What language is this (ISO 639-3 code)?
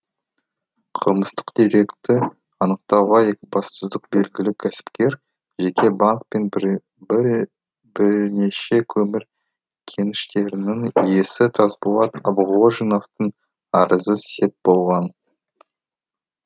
kaz